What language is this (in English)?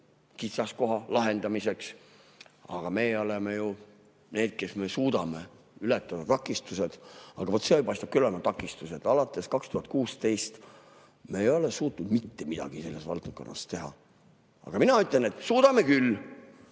Estonian